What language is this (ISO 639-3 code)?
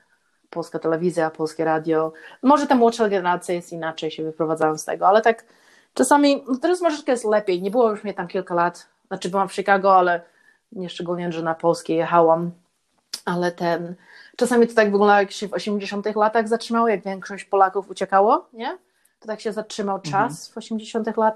pol